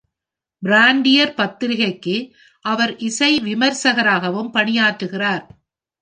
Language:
Tamil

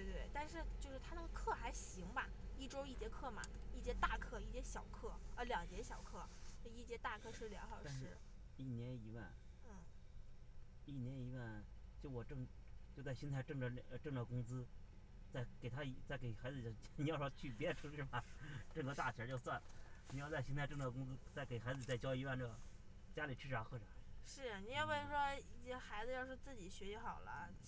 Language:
Chinese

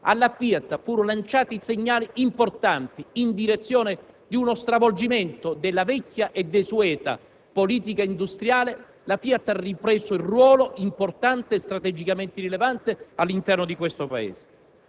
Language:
Italian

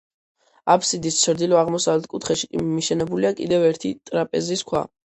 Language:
Georgian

